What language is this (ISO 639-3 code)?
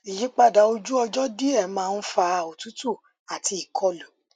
yor